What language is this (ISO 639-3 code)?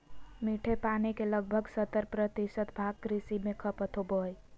mag